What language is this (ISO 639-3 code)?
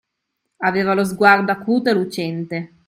ita